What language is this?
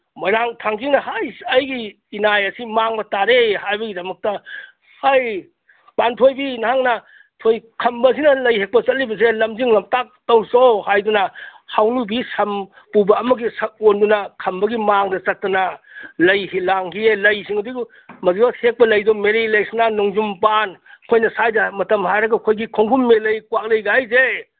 Manipuri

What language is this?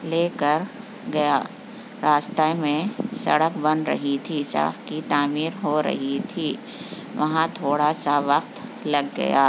Urdu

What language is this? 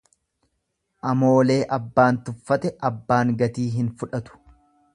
Oromo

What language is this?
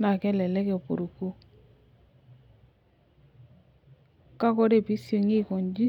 Masai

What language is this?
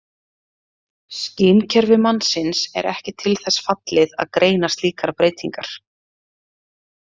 Icelandic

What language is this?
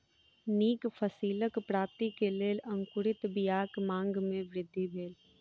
Maithili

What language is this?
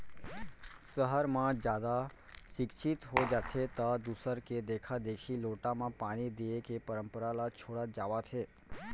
Chhattisgarhi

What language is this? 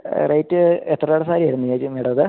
Malayalam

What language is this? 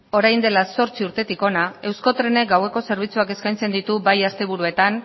Basque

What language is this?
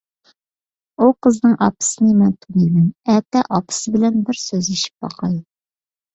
Uyghur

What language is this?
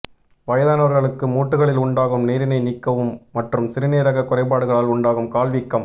Tamil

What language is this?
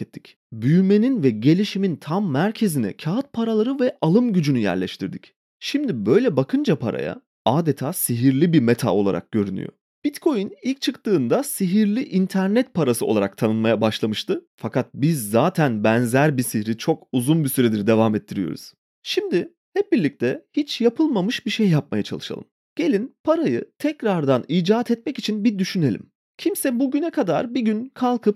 Turkish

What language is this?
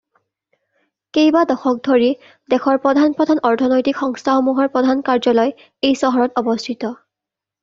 Assamese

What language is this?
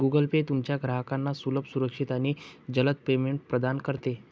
Marathi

